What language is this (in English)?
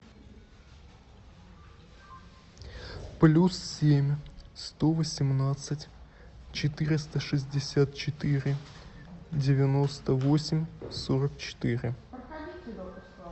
Russian